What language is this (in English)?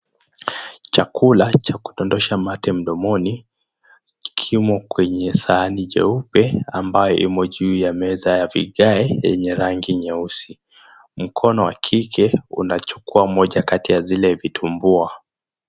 Swahili